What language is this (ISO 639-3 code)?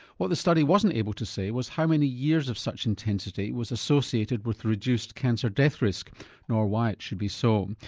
eng